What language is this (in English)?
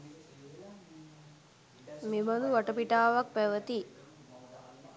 Sinhala